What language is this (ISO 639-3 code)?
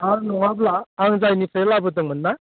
brx